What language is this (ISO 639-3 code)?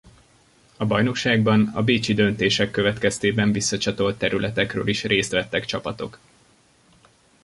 hun